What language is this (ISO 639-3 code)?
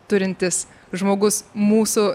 lit